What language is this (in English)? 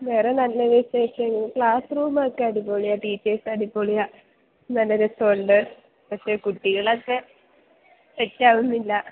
Malayalam